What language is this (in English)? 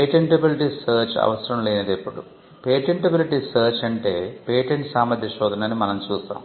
Telugu